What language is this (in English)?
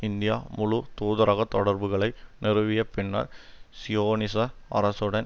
Tamil